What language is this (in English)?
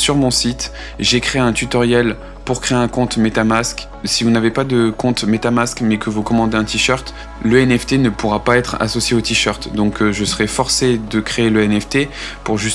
French